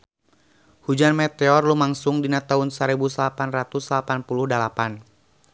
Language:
Sundanese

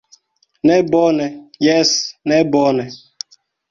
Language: Esperanto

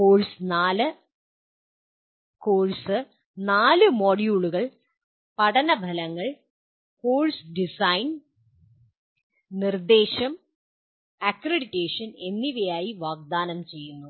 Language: Malayalam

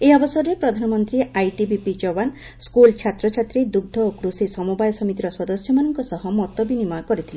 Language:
Odia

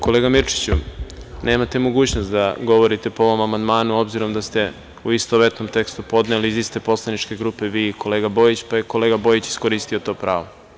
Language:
Serbian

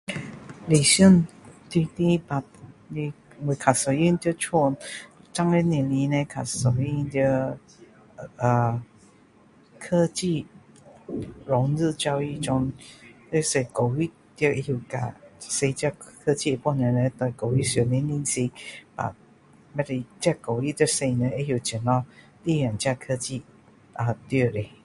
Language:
Min Dong Chinese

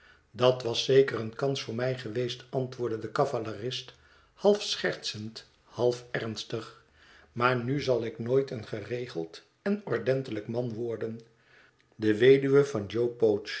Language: Dutch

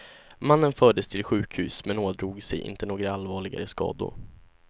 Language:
Swedish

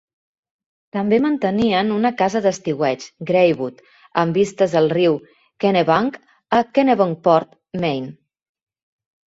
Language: Catalan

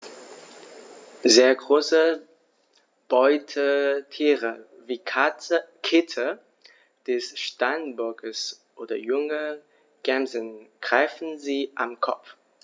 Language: German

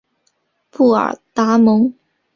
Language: Chinese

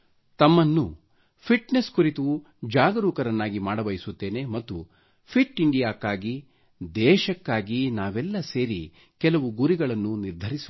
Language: Kannada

